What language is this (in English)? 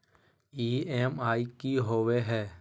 Magahi